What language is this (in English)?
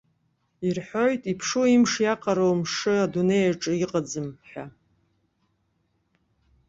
Abkhazian